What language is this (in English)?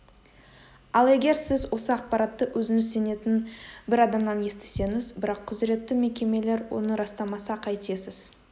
Kazakh